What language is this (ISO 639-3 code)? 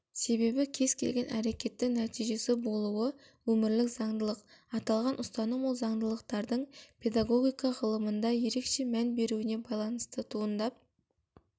kaz